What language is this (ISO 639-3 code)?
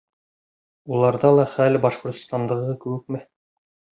bak